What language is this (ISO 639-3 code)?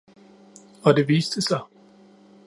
dan